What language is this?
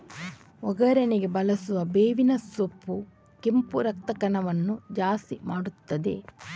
Kannada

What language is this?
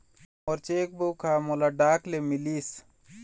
Chhattisgarhi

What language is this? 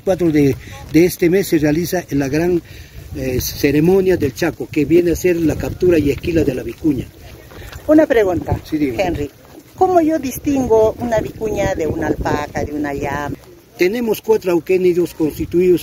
Spanish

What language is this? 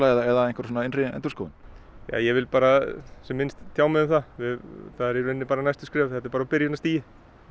Icelandic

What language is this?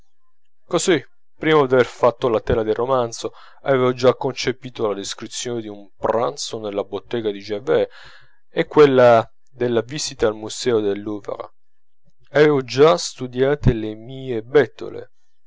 Italian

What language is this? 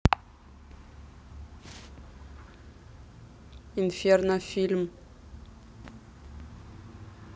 Russian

